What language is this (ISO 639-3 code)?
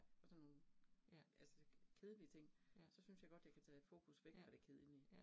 dan